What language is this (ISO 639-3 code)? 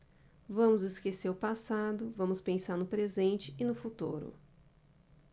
por